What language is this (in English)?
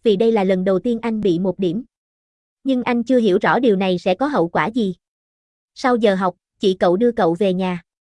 Vietnamese